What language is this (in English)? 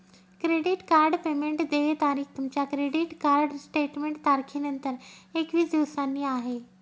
Marathi